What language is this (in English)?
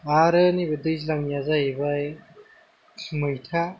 Bodo